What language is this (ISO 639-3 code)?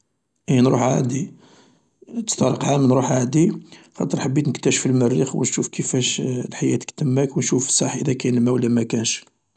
arq